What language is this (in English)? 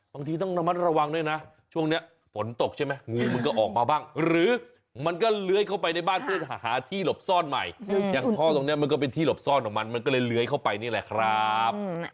Thai